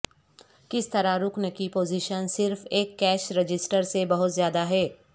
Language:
Urdu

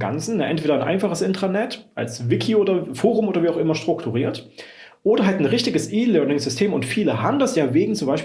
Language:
German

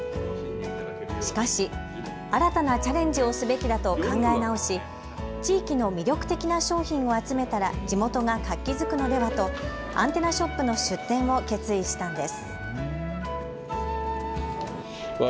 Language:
Japanese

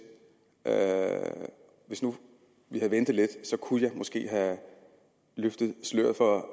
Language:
Danish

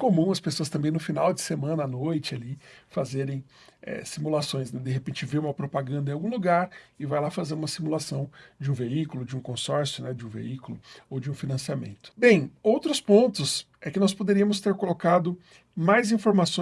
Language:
Portuguese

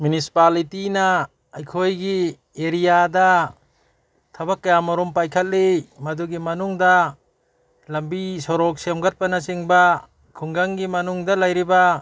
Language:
Manipuri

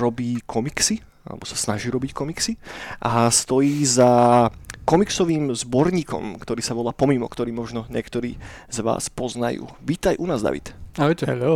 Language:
Slovak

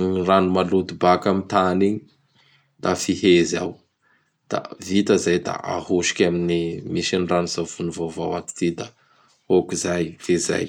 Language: Bara Malagasy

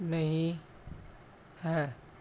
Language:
Punjabi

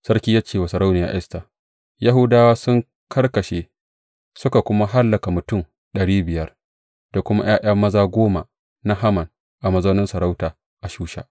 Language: Hausa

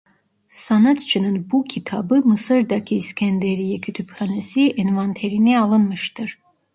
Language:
Turkish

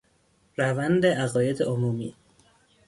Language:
Persian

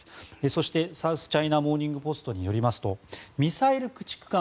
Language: Japanese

